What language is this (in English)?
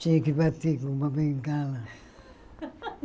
Portuguese